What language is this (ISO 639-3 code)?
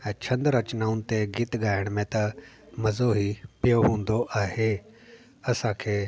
snd